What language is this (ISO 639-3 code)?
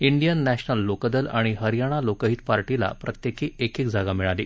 mar